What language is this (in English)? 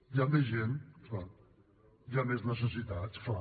Catalan